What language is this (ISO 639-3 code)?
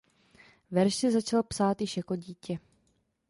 ces